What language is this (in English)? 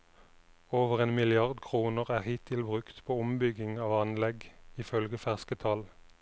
Norwegian